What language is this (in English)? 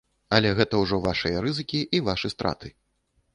Belarusian